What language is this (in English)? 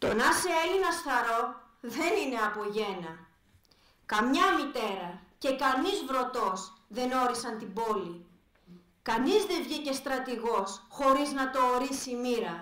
Greek